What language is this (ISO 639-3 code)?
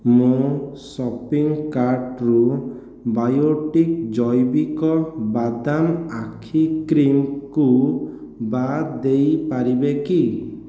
ori